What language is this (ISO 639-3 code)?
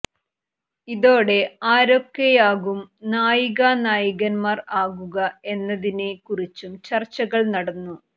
mal